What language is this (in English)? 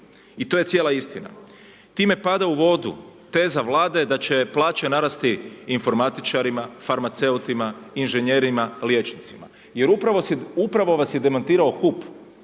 Croatian